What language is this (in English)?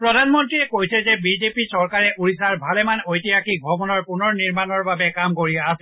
Assamese